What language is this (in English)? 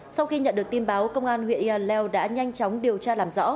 Vietnamese